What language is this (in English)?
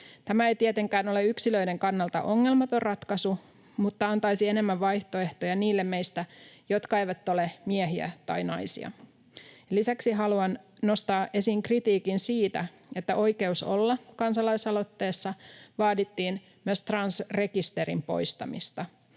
Finnish